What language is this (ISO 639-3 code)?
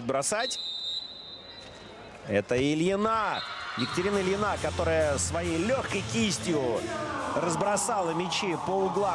rus